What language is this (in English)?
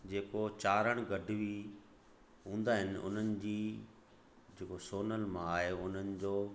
Sindhi